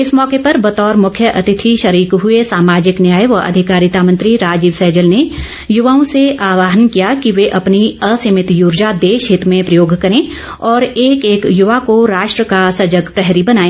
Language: Hindi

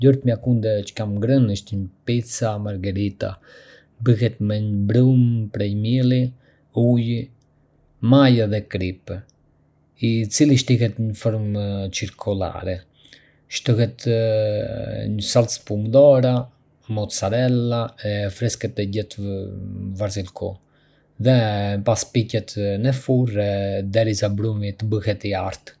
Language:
Arbëreshë Albanian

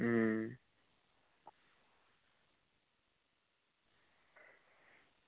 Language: Dogri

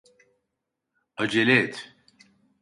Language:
Turkish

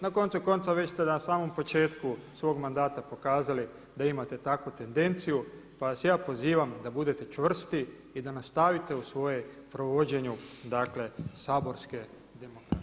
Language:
Croatian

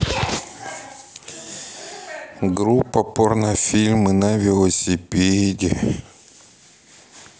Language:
Russian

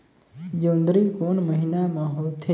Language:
Chhattisgarhi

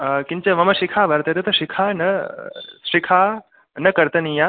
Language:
Sanskrit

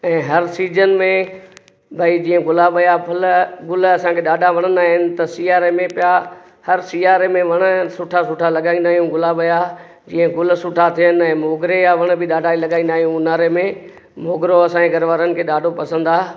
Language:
Sindhi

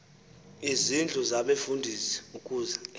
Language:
Xhosa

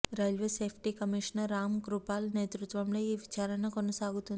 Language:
Telugu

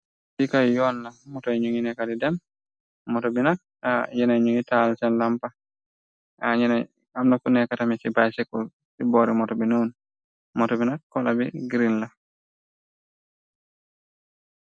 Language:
Wolof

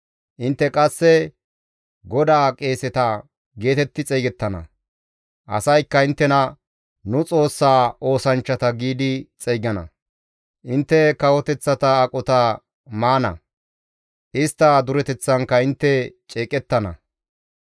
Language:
Gamo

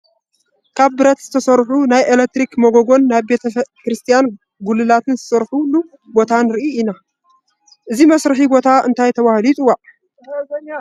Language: Tigrinya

